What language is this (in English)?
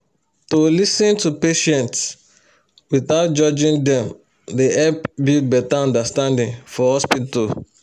Nigerian Pidgin